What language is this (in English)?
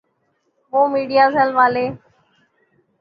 Urdu